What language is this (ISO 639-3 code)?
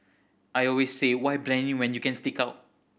eng